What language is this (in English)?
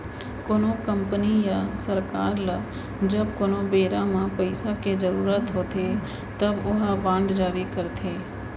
Chhattisgarhi